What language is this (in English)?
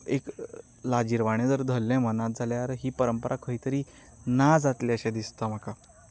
Konkani